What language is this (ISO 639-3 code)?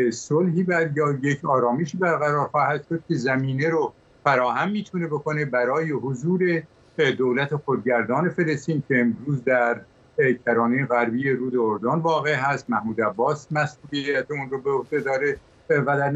fas